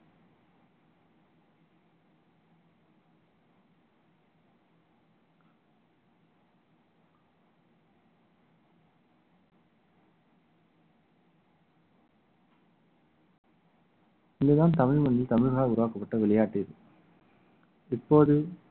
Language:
Tamil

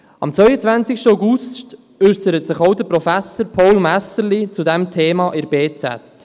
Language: Swiss German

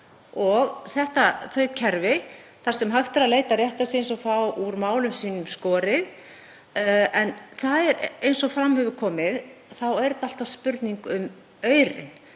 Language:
Icelandic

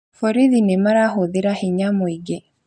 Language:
Kikuyu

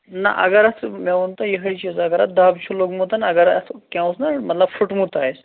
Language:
Kashmiri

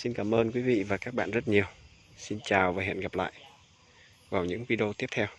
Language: Vietnamese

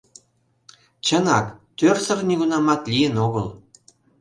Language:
Mari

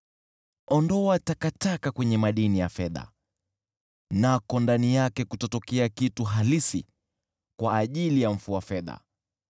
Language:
Swahili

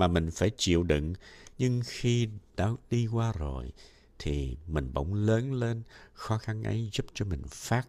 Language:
Vietnamese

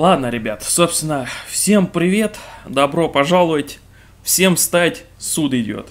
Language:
Russian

